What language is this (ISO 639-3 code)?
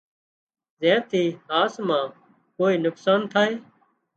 kxp